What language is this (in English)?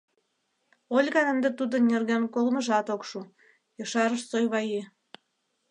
Mari